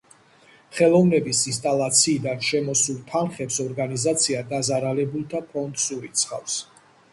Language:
Georgian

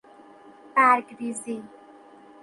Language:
Persian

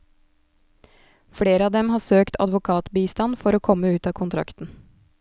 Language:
Norwegian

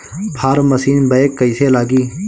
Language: Bhojpuri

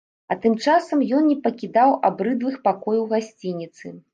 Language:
Belarusian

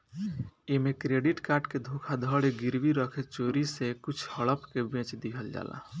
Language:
Bhojpuri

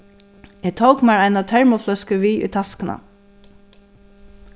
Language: Faroese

